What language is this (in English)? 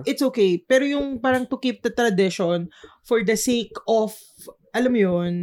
Filipino